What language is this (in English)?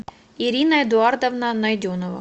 Russian